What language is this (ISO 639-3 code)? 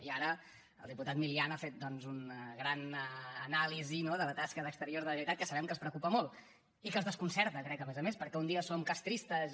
cat